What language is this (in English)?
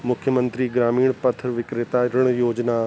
Sindhi